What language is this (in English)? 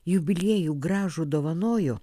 Lithuanian